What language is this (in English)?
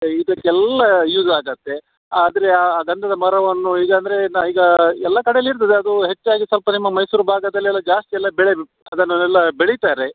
Kannada